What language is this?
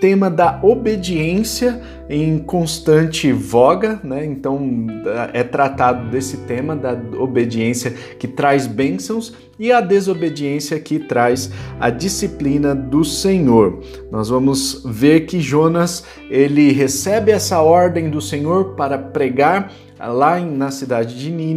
Portuguese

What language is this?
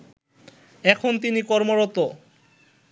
Bangla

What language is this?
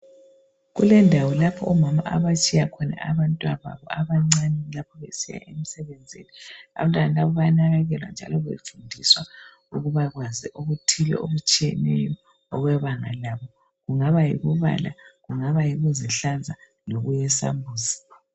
North Ndebele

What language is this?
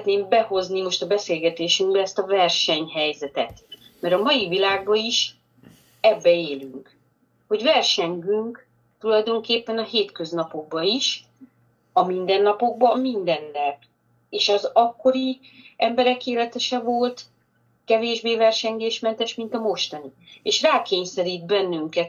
Hungarian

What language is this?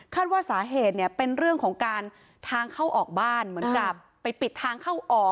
Thai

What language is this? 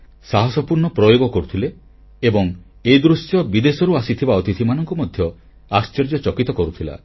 Odia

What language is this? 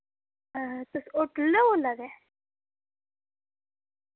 Dogri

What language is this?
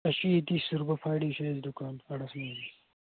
Kashmiri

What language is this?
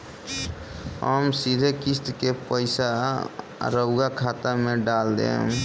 Bhojpuri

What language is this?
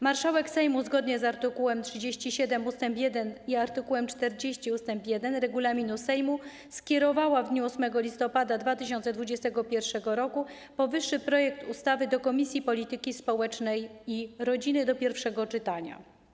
Polish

